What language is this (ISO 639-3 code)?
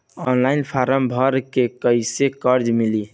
bho